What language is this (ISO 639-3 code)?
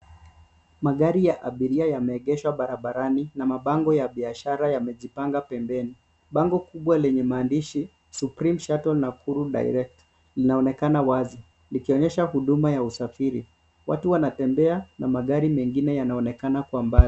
swa